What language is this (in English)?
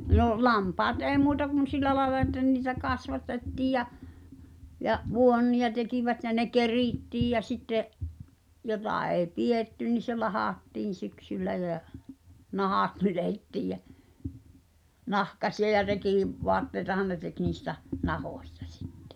Finnish